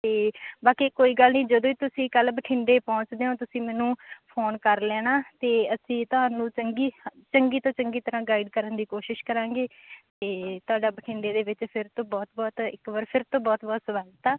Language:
Punjabi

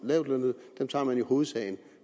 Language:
Danish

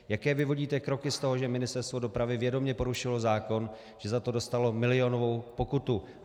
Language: Czech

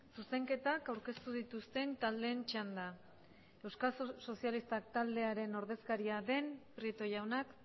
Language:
Basque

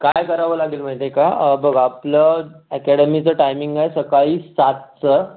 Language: Marathi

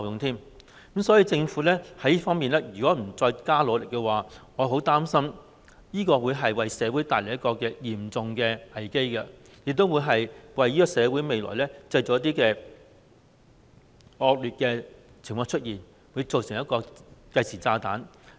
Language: Cantonese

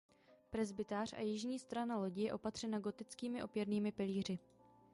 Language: Czech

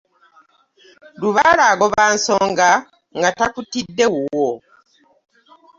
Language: Ganda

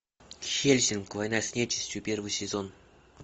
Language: Russian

